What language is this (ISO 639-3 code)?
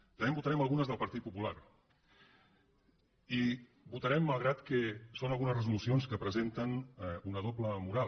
cat